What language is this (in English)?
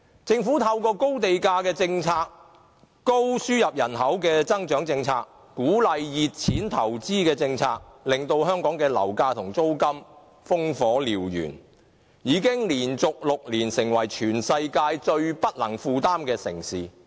Cantonese